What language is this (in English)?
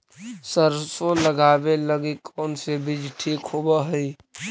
Magahi